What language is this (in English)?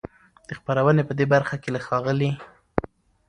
Pashto